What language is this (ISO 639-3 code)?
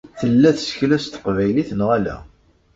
kab